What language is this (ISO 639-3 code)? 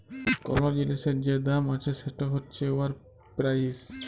ben